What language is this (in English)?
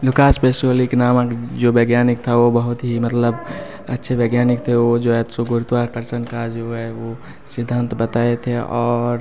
Hindi